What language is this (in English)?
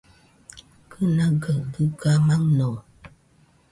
Nüpode Huitoto